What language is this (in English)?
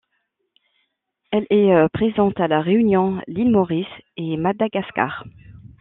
French